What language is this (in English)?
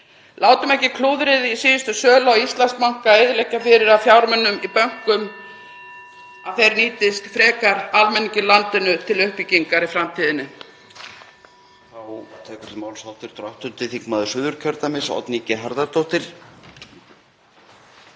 Icelandic